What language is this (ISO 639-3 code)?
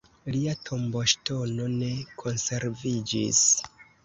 epo